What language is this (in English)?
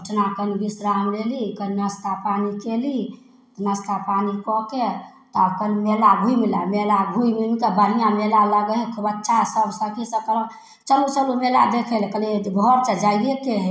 Maithili